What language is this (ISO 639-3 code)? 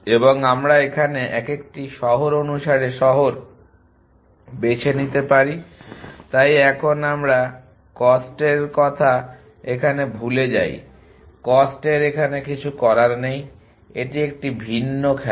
ben